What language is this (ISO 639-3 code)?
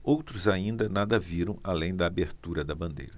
por